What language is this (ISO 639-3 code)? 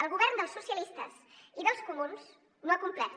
cat